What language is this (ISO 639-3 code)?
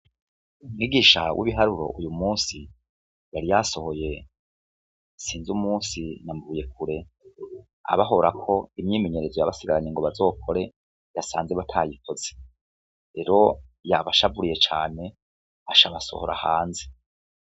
run